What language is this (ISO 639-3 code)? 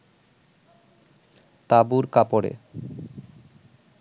ben